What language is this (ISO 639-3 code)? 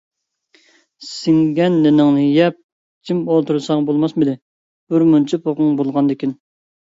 uig